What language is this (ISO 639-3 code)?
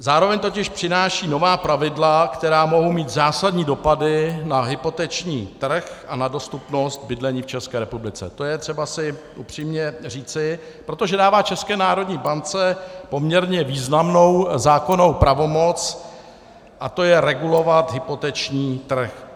ces